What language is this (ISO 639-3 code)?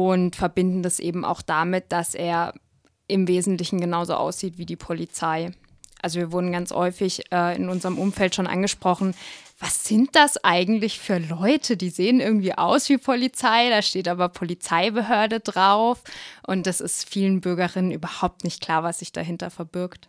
deu